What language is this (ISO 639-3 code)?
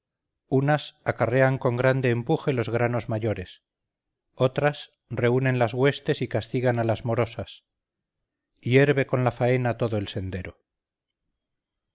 spa